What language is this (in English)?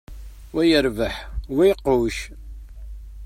Kabyle